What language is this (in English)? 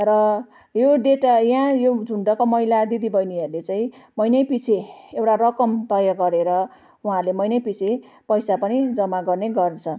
Nepali